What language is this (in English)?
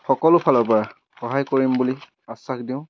Assamese